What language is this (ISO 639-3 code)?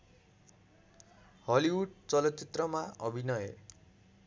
nep